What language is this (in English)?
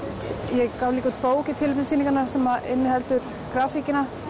Icelandic